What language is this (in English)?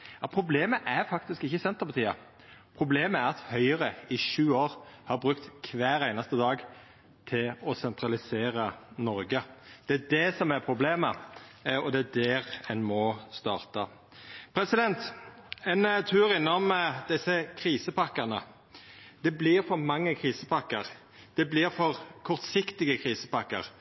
Norwegian Nynorsk